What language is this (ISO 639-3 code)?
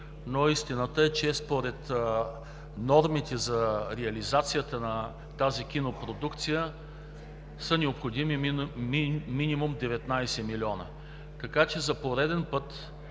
bul